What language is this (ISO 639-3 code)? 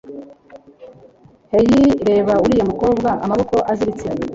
kin